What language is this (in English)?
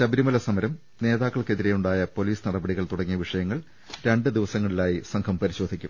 Malayalam